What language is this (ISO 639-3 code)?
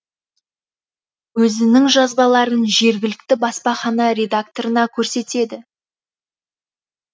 kaz